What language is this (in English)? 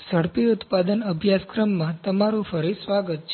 Gujarati